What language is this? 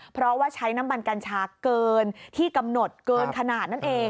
Thai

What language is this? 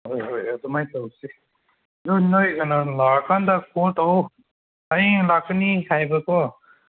Manipuri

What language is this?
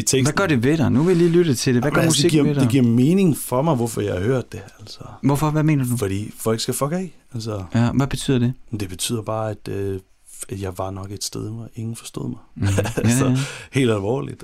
Danish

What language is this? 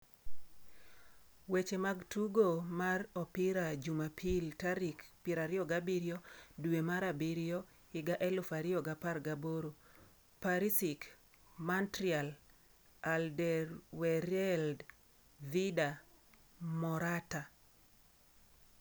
Luo (Kenya and Tanzania)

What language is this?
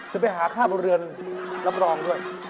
Thai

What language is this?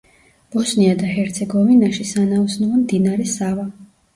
Georgian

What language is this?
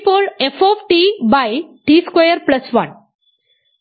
Malayalam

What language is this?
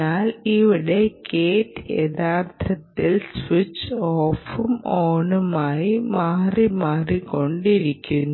Malayalam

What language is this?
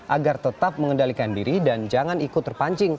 Indonesian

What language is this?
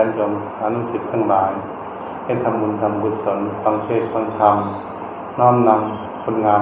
Thai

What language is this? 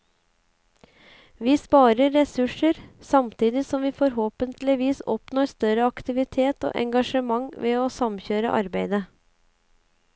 Norwegian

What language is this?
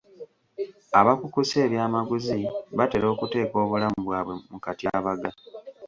Ganda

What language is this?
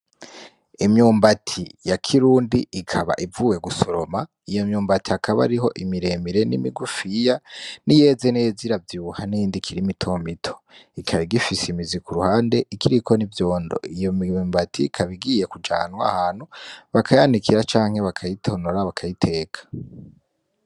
Rundi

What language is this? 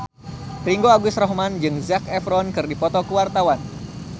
Sundanese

